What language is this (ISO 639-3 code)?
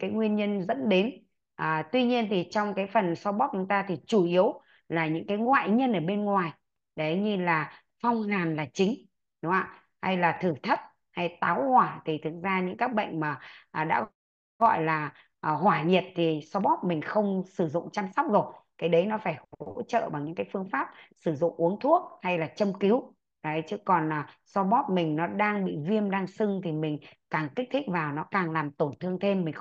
vie